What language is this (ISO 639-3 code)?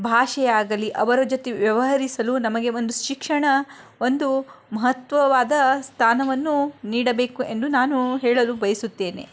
kan